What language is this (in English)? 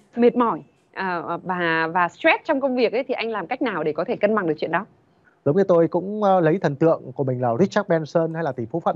Vietnamese